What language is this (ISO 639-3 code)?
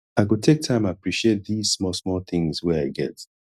pcm